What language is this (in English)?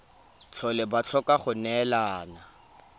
Tswana